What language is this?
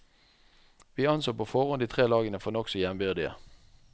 Norwegian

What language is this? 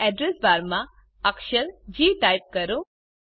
Gujarati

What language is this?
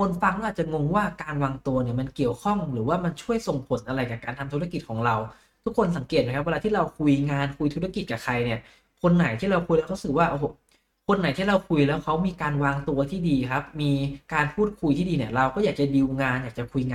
Thai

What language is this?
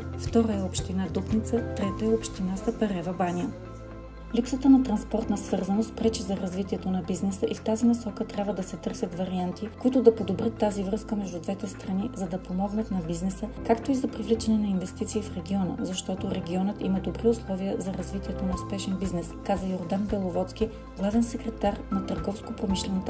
Bulgarian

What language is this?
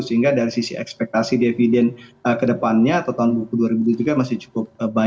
Indonesian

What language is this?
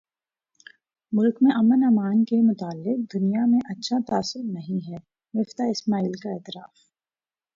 Urdu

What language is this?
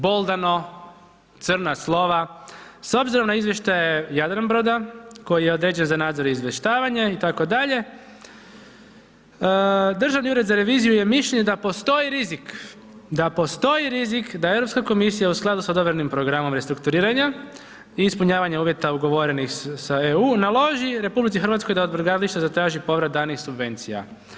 Croatian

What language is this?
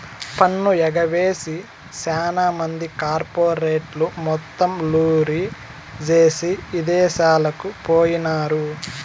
Telugu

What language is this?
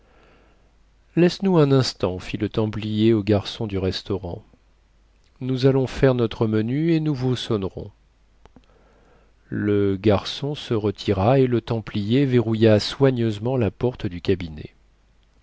French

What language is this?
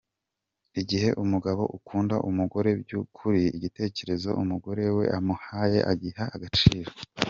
Kinyarwanda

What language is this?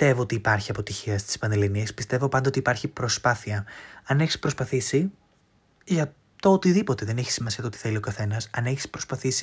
Greek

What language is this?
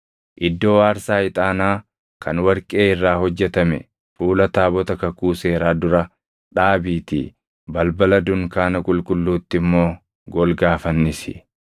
Oromo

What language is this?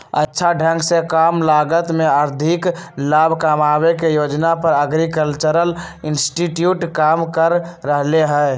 Magahi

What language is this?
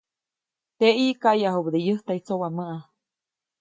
Copainalá Zoque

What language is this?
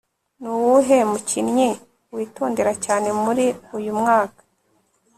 Kinyarwanda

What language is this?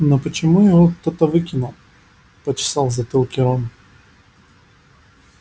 Russian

